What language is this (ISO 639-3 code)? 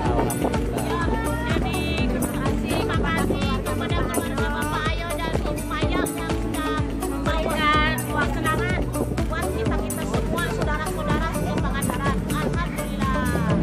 ind